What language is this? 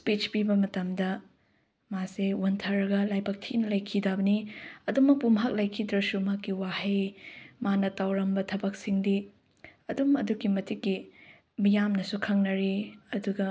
Manipuri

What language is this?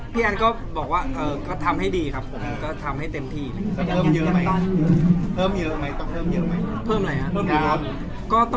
Thai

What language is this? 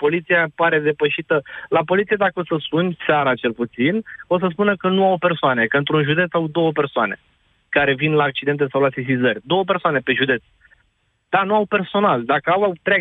Romanian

